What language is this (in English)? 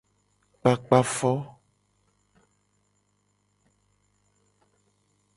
Gen